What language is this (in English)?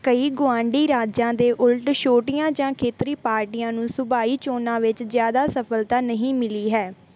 Punjabi